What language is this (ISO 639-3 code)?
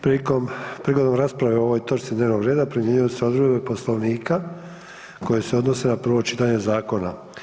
hrv